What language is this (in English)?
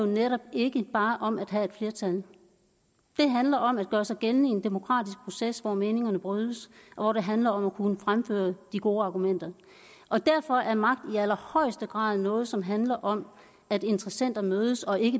Danish